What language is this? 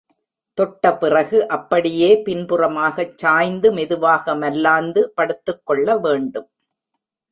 Tamil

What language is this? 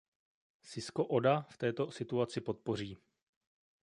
Czech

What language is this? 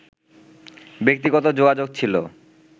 Bangla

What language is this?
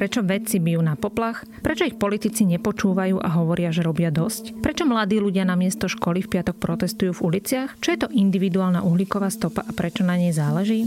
Slovak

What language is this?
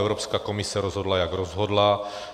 Czech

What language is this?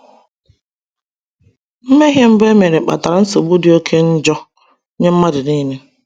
Igbo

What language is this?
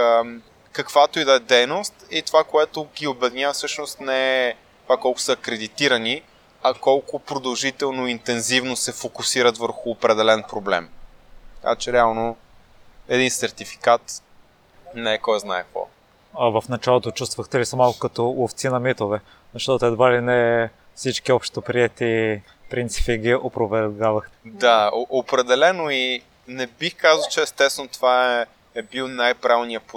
Bulgarian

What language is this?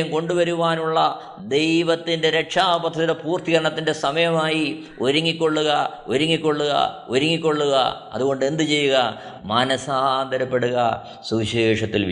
Malayalam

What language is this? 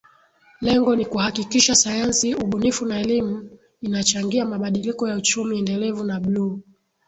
Swahili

